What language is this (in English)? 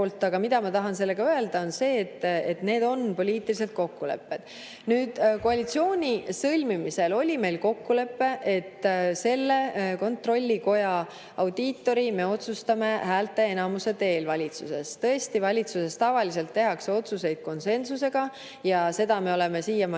Estonian